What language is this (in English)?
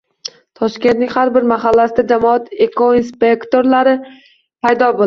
Uzbek